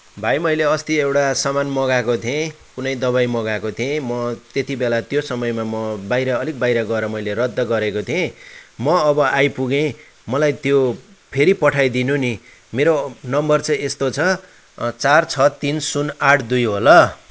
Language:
Nepali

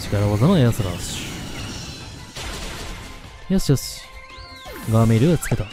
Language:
Japanese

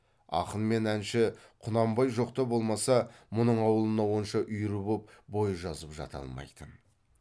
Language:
Kazakh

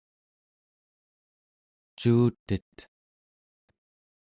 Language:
Central Yupik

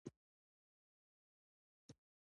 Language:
Pashto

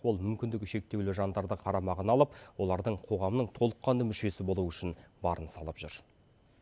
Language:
Kazakh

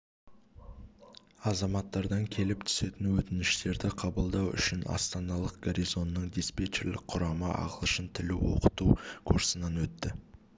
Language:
Kazakh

